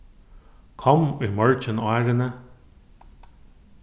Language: Faroese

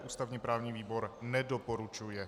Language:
Czech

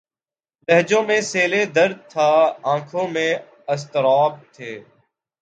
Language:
Urdu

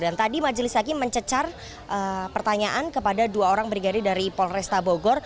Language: Indonesian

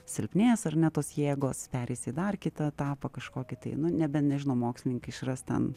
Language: Lithuanian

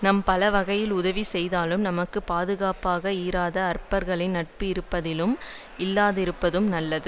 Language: Tamil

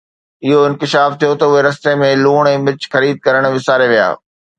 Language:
Sindhi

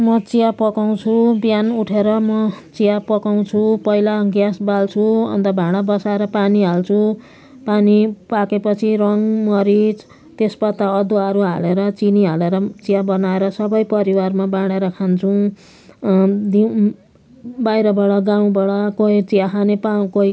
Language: Nepali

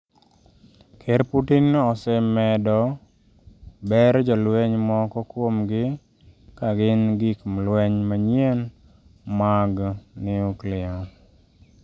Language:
Luo (Kenya and Tanzania)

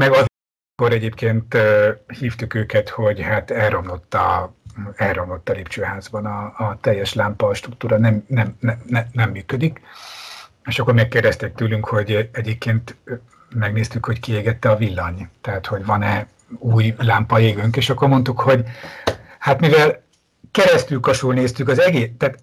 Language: Hungarian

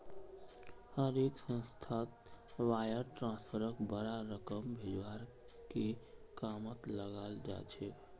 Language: Magahi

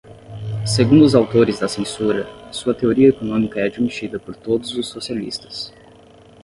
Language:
Portuguese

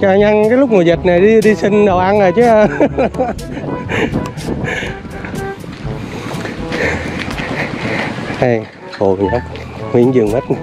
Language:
Vietnamese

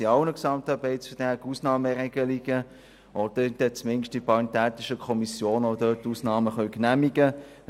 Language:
Swiss German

